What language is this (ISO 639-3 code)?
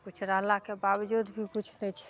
mai